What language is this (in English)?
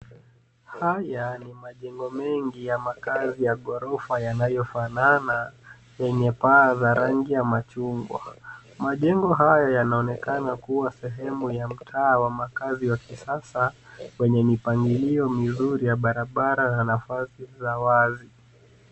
Swahili